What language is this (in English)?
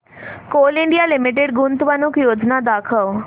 Marathi